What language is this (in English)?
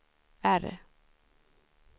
Swedish